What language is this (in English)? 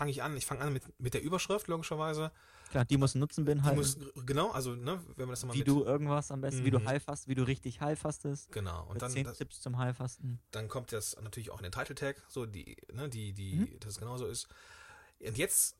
German